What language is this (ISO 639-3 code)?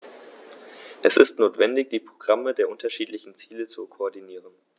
deu